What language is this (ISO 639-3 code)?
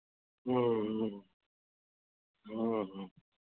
hin